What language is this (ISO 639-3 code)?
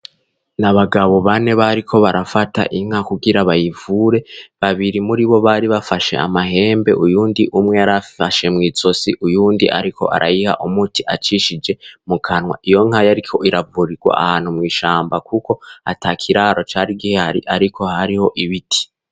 run